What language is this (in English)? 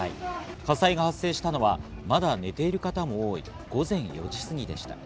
Japanese